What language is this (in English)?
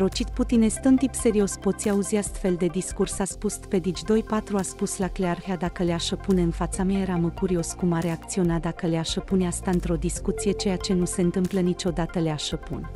Romanian